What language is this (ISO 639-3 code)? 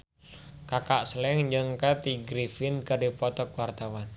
sun